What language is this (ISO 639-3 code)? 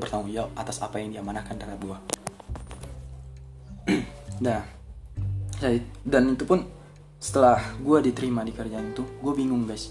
ind